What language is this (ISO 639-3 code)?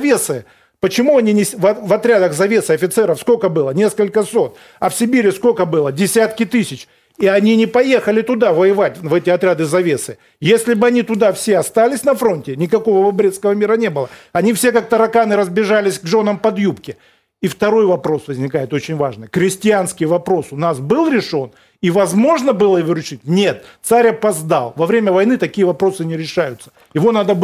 rus